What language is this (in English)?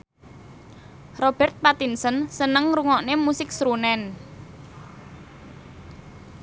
Javanese